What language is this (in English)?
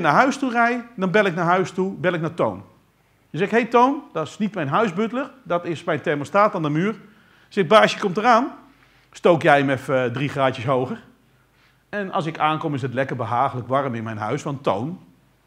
Dutch